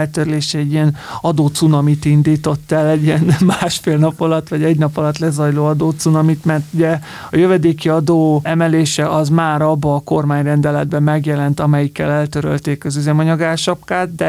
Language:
Hungarian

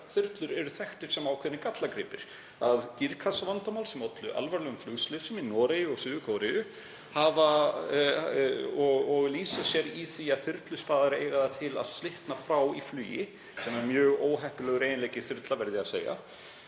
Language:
Icelandic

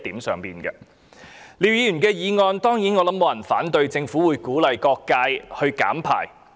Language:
Cantonese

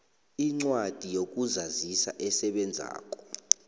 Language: South Ndebele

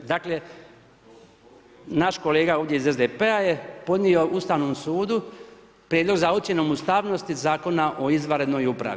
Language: Croatian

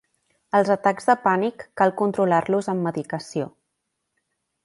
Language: Catalan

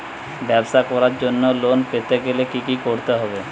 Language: Bangla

